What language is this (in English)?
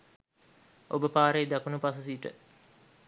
Sinhala